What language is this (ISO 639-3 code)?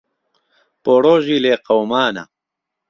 ckb